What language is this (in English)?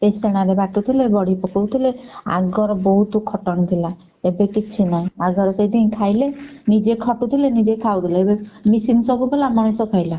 Odia